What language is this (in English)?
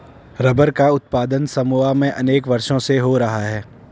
Hindi